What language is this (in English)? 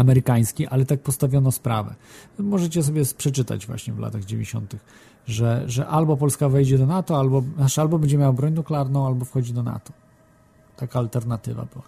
Polish